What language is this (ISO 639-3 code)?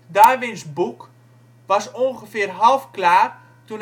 nld